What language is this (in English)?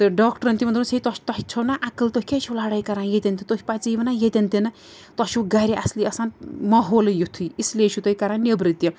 Kashmiri